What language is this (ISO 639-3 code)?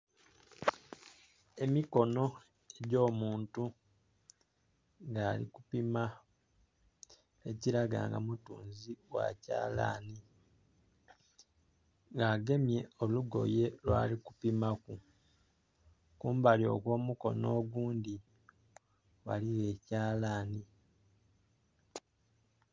xog